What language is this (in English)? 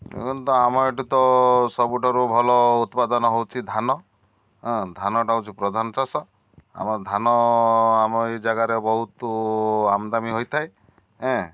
Odia